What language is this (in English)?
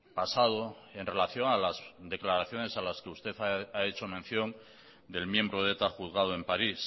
Spanish